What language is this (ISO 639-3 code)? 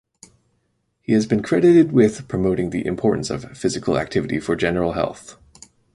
eng